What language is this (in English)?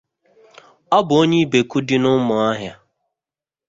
Igbo